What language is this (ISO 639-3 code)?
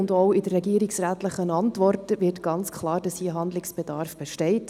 gsw